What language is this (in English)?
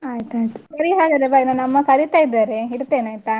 Kannada